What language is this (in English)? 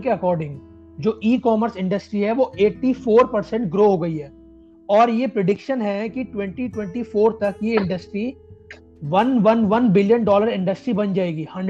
Hindi